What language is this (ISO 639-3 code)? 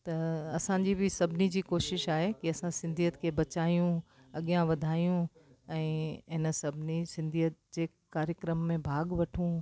snd